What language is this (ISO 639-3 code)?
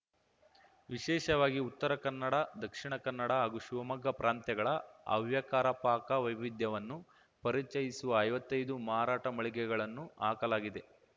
kan